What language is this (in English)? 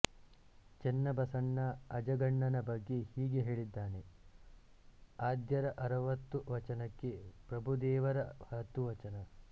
Kannada